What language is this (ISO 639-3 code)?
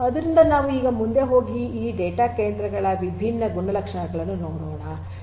kan